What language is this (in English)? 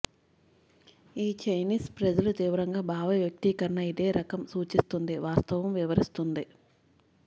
Telugu